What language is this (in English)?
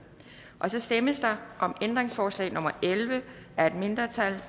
Danish